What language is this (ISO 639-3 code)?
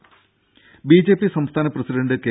mal